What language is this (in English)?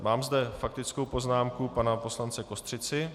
Czech